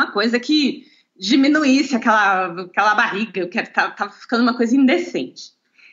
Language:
Portuguese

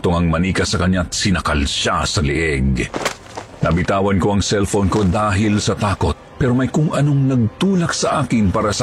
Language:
Filipino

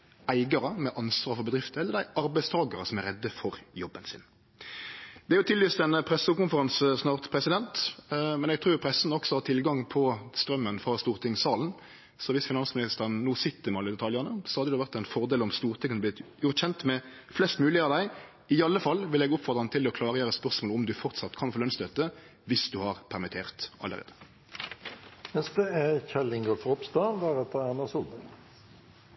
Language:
Norwegian Nynorsk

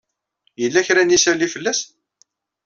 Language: Kabyle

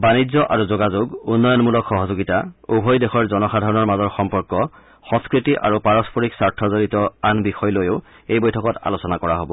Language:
Assamese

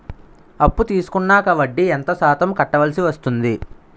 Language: Telugu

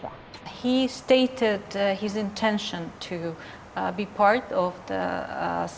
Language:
Indonesian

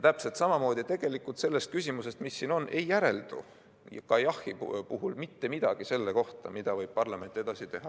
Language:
Estonian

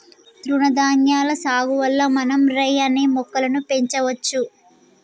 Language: Telugu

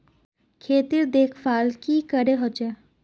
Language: Magahi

